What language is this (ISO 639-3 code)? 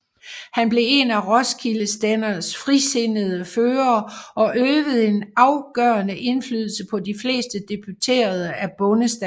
dan